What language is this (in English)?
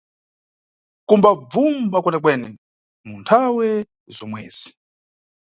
Nyungwe